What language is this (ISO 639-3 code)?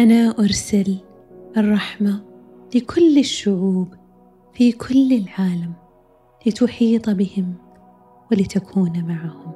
ara